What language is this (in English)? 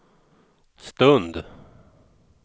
Swedish